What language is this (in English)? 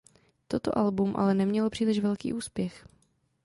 Czech